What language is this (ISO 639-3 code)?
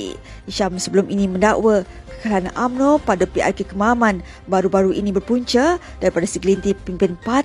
msa